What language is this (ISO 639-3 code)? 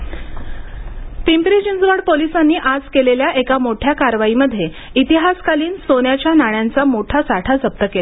mar